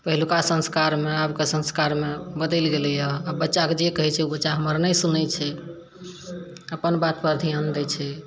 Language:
Maithili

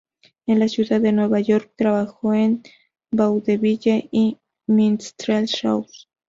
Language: Spanish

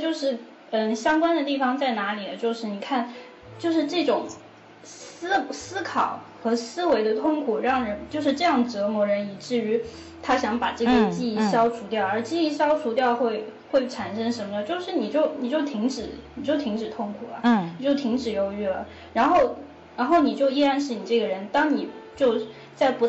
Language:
Chinese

